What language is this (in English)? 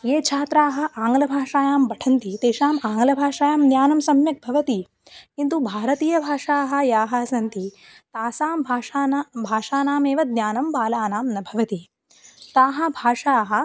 Sanskrit